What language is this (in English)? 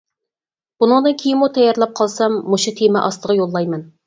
Uyghur